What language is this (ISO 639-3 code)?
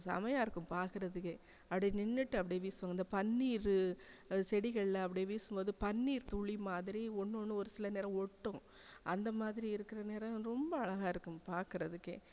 tam